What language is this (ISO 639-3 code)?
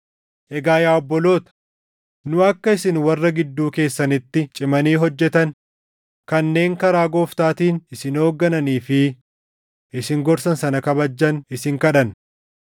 orm